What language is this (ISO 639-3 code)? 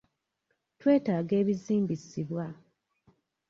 lug